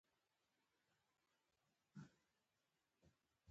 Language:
Pashto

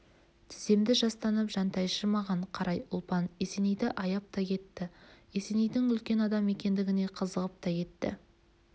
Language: Kazakh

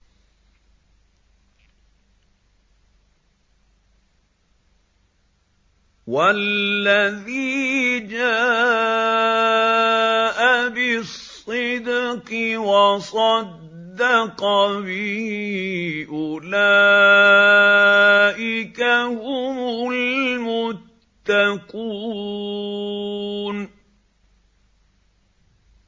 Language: Arabic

